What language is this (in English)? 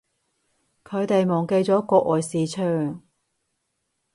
Cantonese